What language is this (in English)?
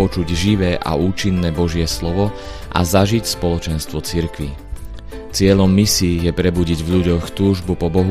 Slovak